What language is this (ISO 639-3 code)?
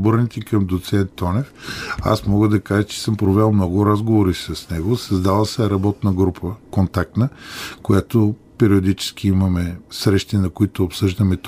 bul